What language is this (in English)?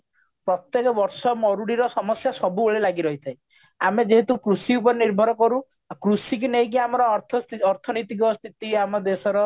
Odia